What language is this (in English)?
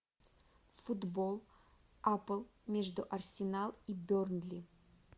Russian